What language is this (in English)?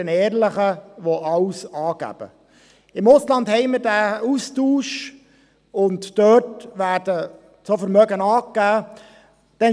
Swiss German